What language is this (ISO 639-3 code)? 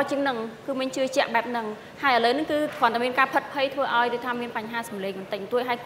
tha